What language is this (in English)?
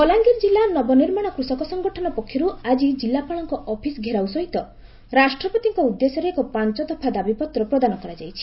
Odia